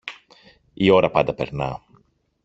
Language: Greek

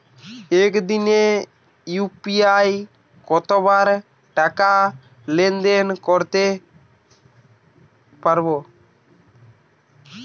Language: Bangla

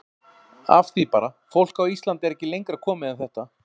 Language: Icelandic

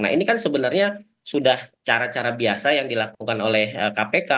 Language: Indonesian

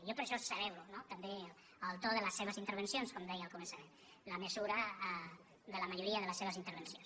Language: Catalan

